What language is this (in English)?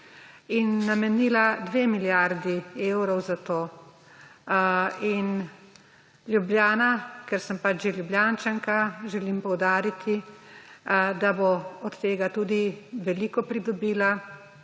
Slovenian